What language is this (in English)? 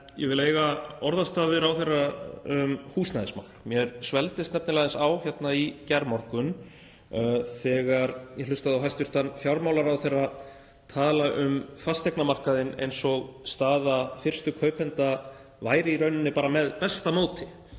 Icelandic